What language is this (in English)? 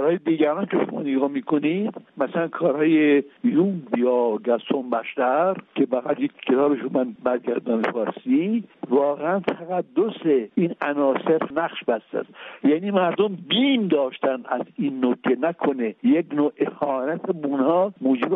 Persian